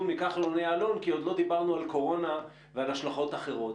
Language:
Hebrew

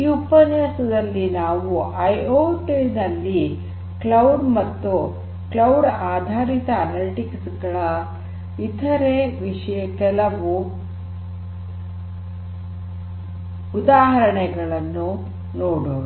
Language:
Kannada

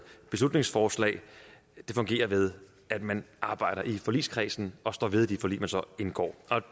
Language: Danish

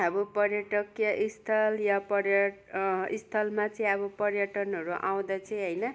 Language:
Nepali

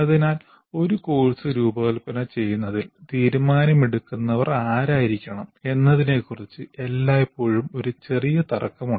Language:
Malayalam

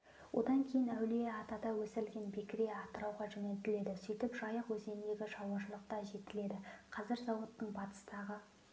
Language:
Kazakh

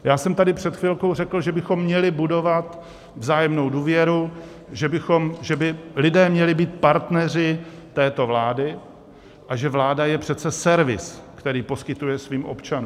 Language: Czech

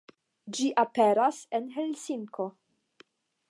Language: Esperanto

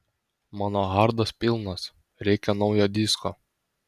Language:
Lithuanian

